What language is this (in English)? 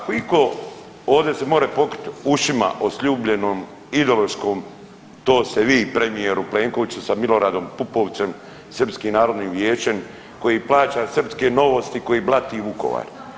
Croatian